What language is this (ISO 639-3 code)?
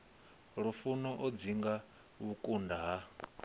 ven